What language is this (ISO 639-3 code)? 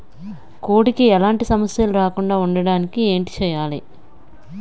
tel